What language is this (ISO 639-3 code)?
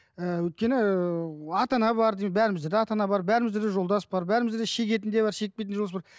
kaz